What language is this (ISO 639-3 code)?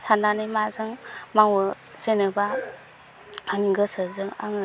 brx